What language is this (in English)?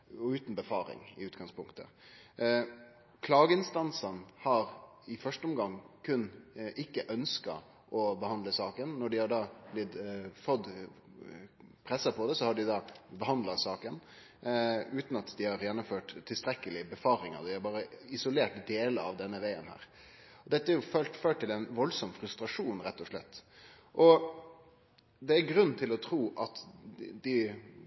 Norwegian Nynorsk